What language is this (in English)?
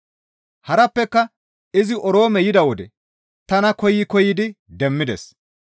Gamo